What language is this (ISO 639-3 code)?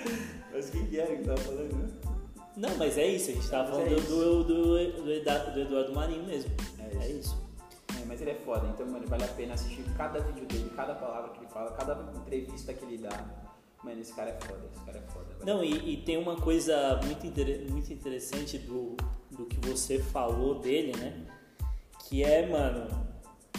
por